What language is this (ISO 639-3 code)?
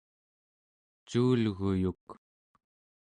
esu